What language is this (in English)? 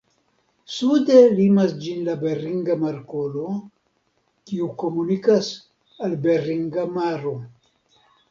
Esperanto